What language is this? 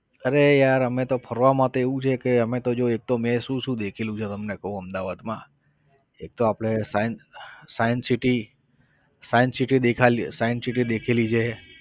Gujarati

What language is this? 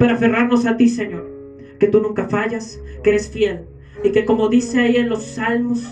Spanish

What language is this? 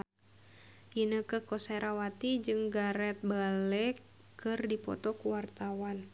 Sundanese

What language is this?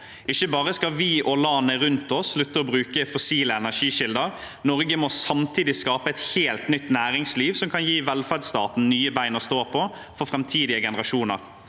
Norwegian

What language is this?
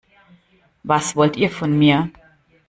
German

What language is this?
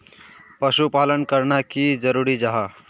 Magahi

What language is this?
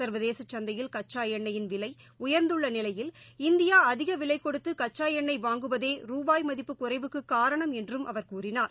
Tamil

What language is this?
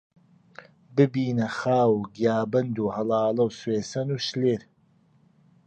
Central Kurdish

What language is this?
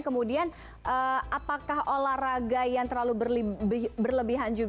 Indonesian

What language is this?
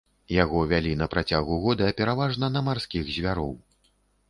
Belarusian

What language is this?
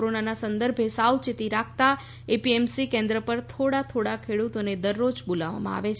Gujarati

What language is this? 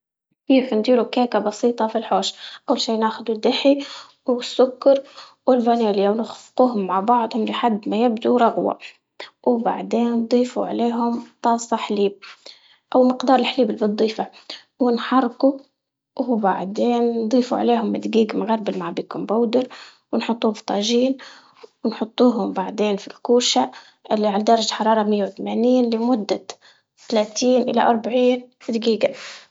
Libyan Arabic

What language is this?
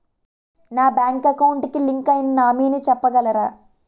Telugu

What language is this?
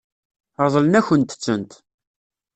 Kabyle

